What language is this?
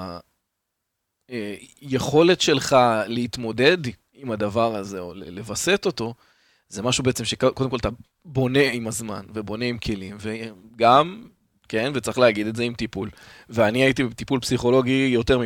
Hebrew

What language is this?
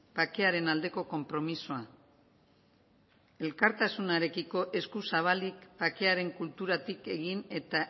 Basque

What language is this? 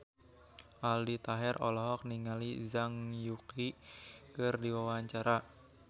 Sundanese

